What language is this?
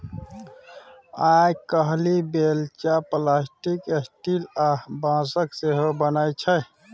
Maithili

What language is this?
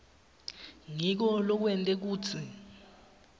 Swati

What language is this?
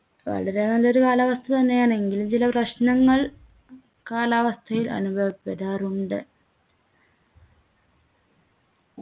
Malayalam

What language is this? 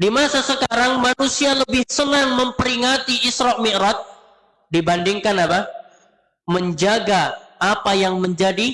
Indonesian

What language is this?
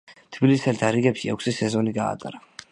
Georgian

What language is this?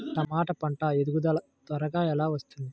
Telugu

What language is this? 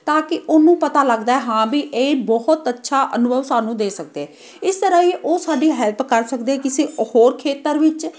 Punjabi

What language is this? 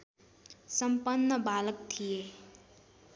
Nepali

